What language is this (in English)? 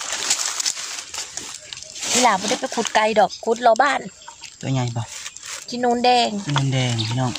Thai